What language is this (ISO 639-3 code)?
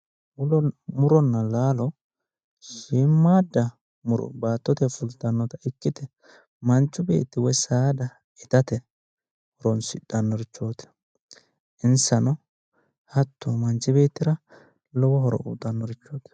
sid